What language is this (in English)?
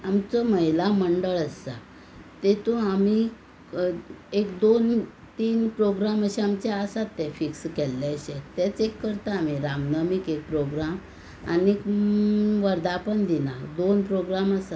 Konkani